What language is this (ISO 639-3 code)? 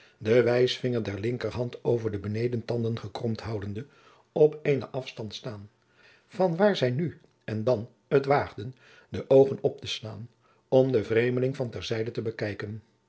nld